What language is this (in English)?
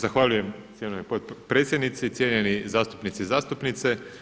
Croatian